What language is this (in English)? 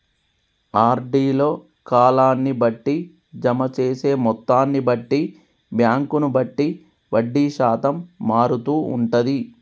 Telugu